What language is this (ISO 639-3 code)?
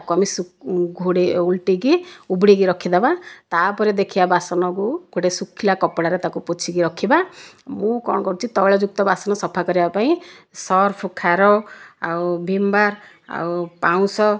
ori